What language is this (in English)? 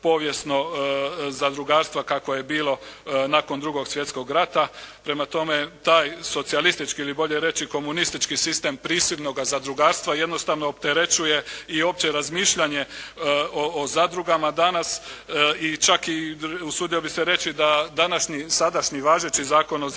Croatian